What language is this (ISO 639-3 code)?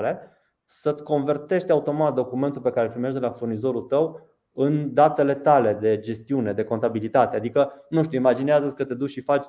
ron